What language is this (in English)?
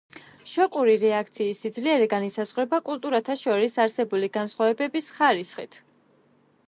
Georgian